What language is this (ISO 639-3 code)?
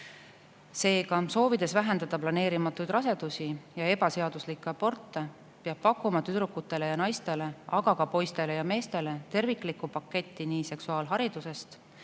est